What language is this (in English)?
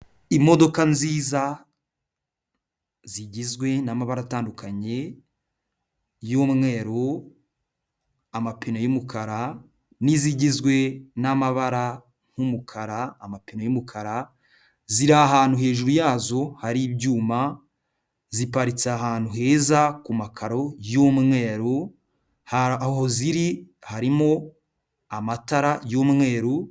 Kinyarwanda